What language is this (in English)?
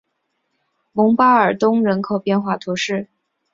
Chinese